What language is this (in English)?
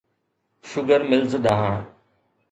Sindhi